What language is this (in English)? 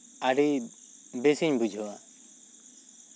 Santali